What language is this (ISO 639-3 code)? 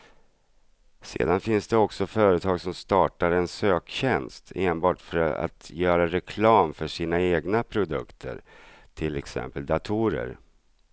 swe